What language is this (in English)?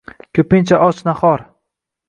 Uzbek